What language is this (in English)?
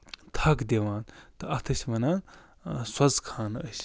Kashmiri